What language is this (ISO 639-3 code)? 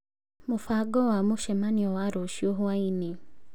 kik